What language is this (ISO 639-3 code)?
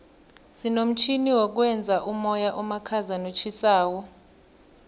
nbl